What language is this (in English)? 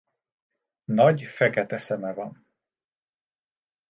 Hungarian